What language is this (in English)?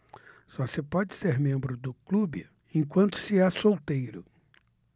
Portuguese